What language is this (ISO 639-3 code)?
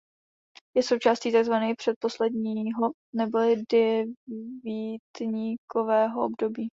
ces